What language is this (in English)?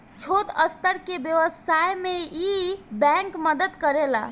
Bhojpuri